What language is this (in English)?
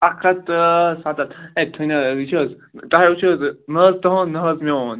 Kashmiri